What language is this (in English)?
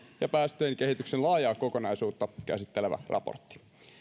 Finnish